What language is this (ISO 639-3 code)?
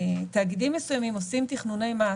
heb